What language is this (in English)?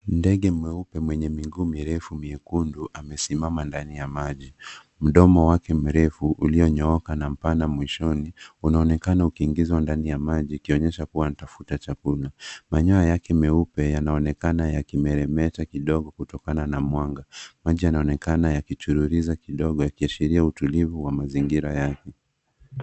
Swahili